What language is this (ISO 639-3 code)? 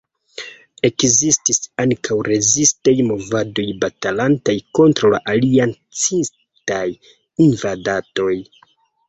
epo